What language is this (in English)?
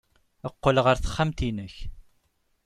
Kabyle